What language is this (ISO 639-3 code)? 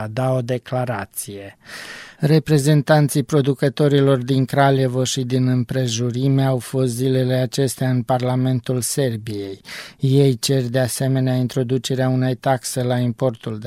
ron